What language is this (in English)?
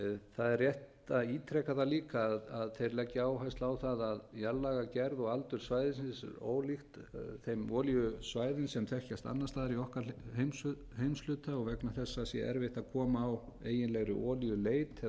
Icelandic